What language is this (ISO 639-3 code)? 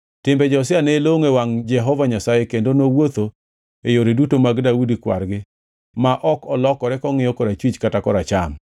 luo